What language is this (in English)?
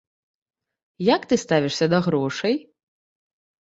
Belarusian